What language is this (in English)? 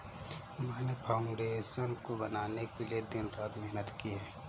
Hindi